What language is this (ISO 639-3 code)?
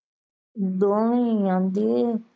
pan